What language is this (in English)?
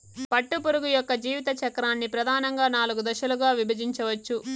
Telugu